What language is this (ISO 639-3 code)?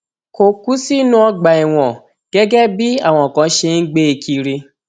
yor